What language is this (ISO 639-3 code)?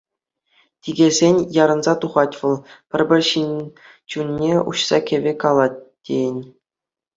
chv